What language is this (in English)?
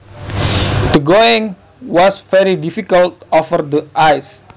Javanese